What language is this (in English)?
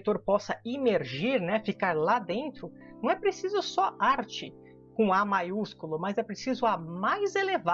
Portuguese